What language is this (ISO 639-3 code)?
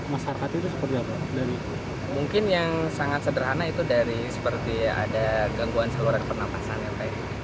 ind